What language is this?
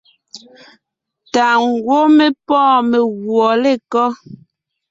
Ngiemboon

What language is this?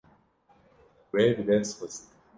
Kurdish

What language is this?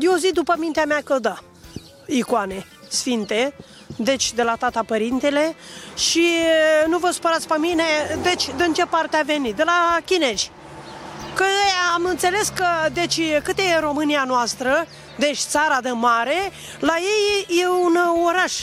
Romanian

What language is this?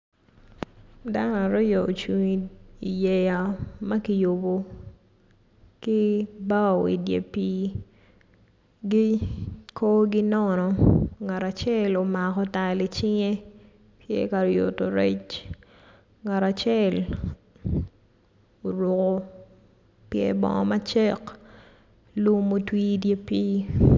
Acoli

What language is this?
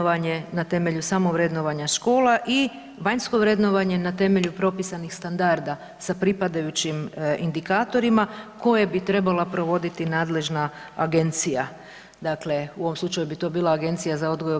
Croatian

